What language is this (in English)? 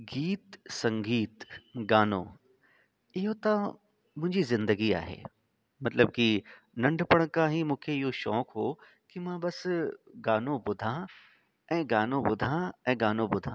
Sindhi